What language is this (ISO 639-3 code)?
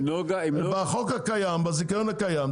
heb